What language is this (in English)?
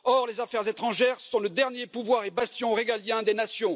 French